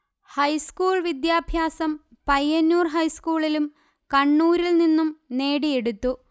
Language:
Malayalam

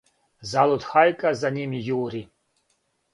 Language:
Serbian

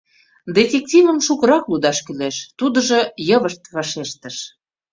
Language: Mari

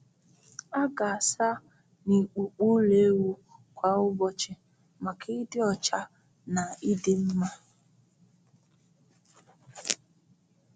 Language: Igbo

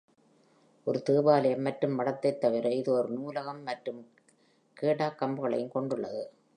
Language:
Tamil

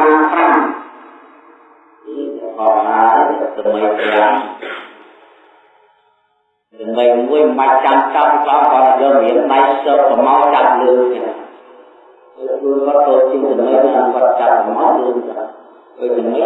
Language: Indonesian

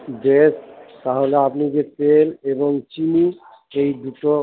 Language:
Bangla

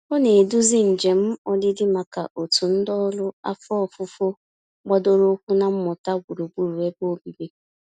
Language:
Igbo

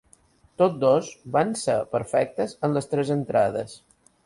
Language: Catalan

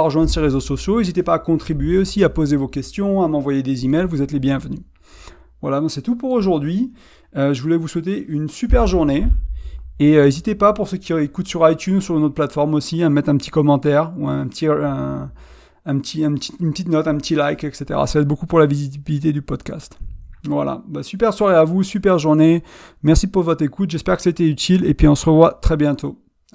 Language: French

